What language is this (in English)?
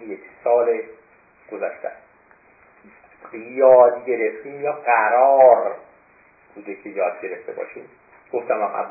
Persian